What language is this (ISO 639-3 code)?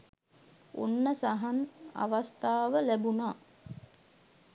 sin